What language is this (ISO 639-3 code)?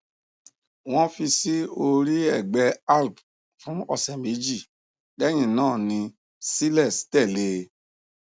yor